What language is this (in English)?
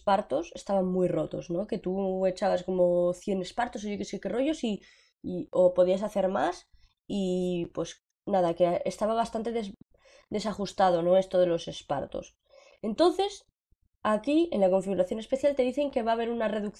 Spanish